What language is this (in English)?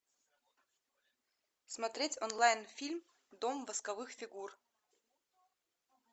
Russian